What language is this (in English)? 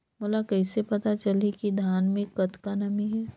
Chhattisgarhi